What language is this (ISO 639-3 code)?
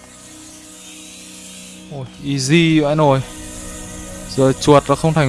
vie